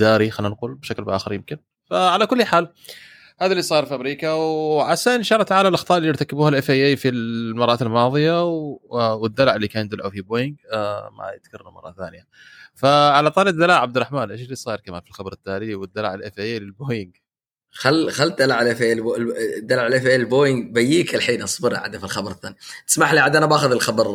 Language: Arabic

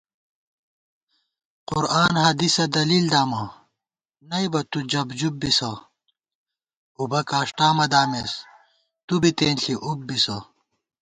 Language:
Gawar-Bati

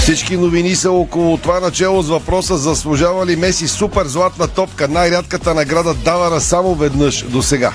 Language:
Bulgarian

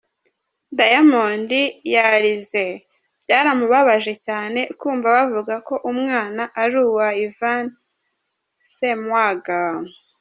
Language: Kinyarwanda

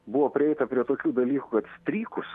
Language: Lithuanian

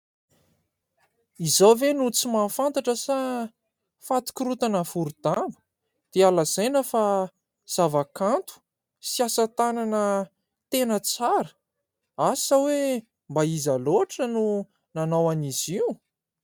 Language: Malagasy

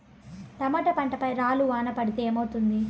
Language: Telugu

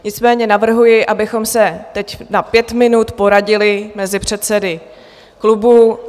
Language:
Czech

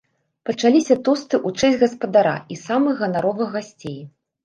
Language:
Belarusian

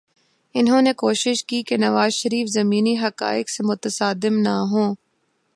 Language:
Urdu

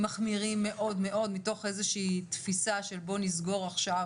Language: Hebrew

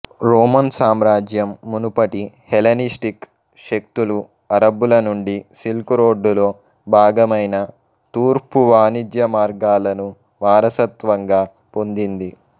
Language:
Telugu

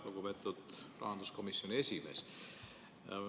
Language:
Estonian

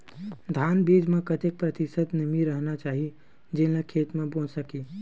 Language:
Chhattisgarhi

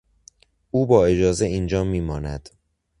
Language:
Persian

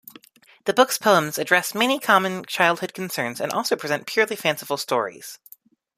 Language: English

